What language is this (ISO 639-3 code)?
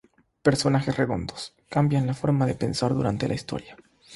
spa